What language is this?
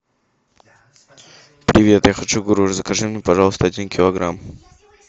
Russian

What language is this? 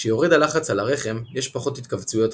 Hebrew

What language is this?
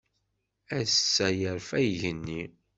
Kabyle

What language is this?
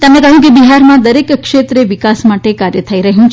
Gujarati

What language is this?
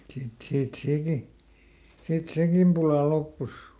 Finnish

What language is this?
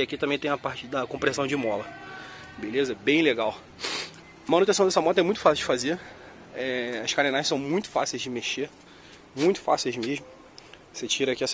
Portuguese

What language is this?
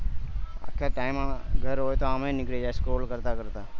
Gujarati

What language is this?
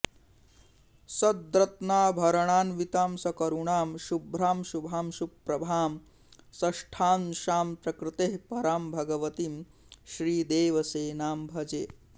Sanskrit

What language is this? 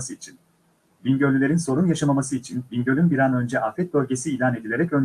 Turkish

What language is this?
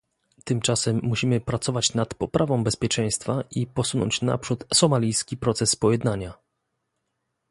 Polish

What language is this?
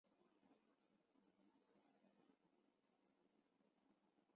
Chinese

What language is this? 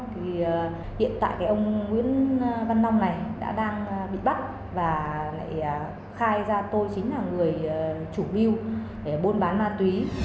Vietnamese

